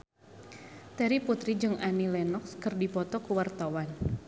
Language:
Sundanese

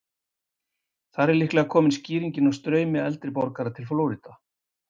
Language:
Icelandic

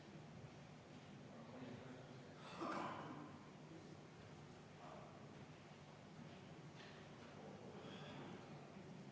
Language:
Estonian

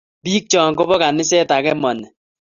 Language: Kalenjin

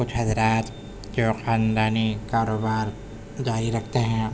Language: Urdu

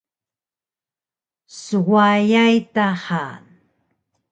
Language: Taroko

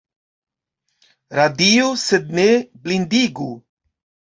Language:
Esperanto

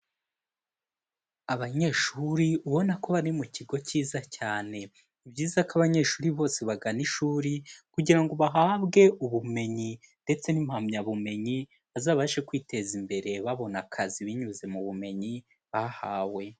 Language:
Kinyarwanda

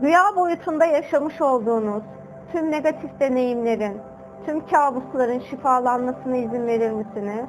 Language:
Turkish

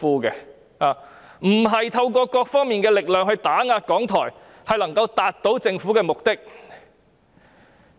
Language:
Cantonese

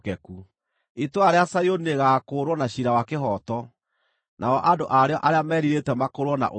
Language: Kikuyu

